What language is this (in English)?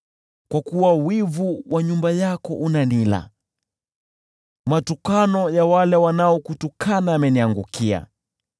Swahili